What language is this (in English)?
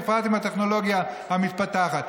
Hebrew